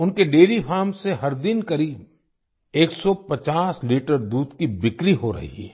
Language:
Hindi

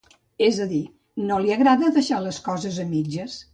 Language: Catalan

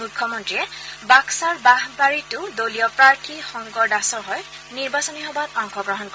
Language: Assamese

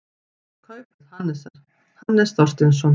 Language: Icelandic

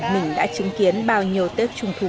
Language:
Vietnamese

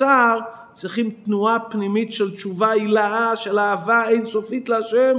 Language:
Hebrew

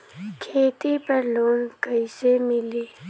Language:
Bhojpuri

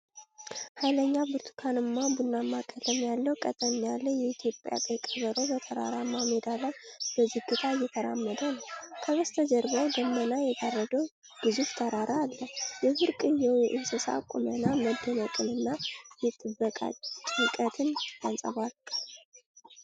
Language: Amharic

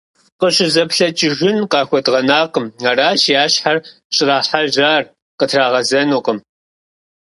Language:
Kabardian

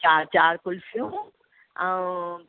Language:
Sindhi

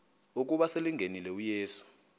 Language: Xhosa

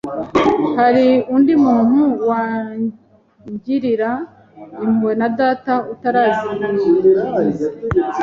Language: Kinyarwanda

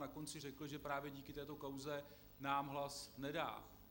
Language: Czech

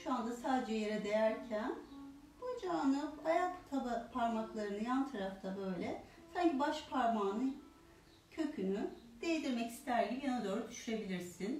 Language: Turkish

